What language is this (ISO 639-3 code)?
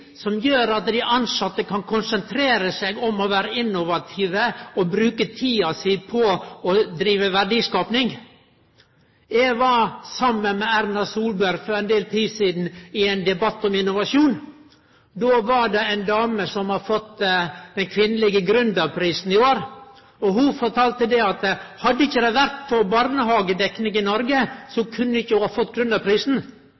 nno